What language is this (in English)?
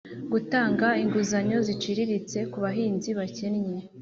Kinyarwanda